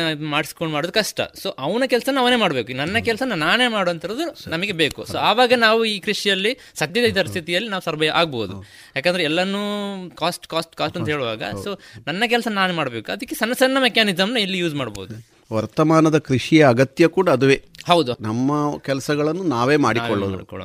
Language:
Kannada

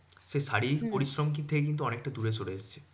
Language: Bangla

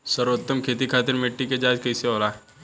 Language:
Bhojpuri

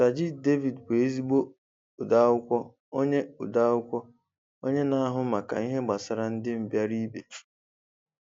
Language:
Igbo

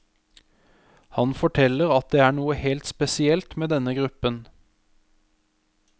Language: Norwegian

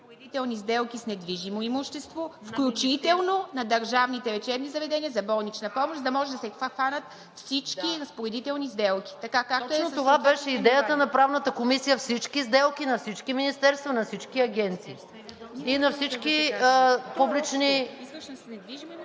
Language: Bulgarian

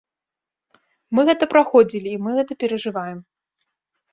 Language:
Belarusian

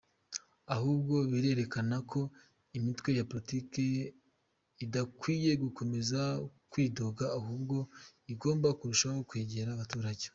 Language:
Kinyarwanda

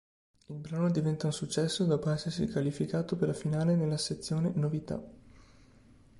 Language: Italian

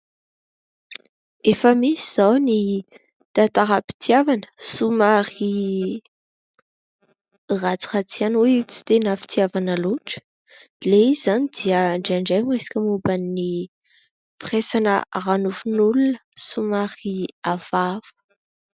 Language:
Malagasy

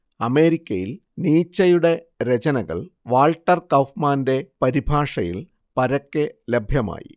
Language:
Malayalam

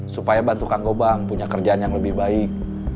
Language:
Indonesian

